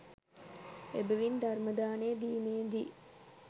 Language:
Sinhala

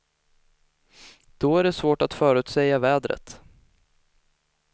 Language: Swedish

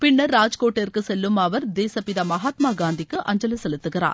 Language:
Tamil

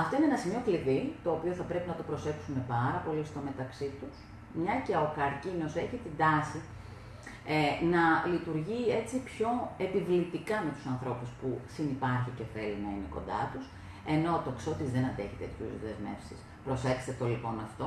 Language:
Greek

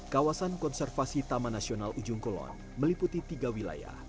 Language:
Indonesian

